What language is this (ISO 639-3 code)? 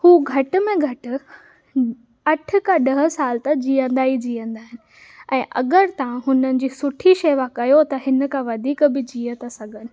snd